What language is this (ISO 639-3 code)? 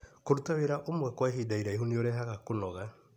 kik